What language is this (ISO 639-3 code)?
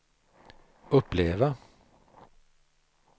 swe